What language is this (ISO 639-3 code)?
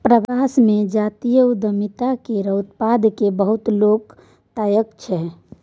mai